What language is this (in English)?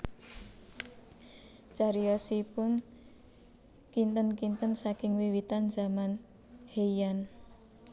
Javanese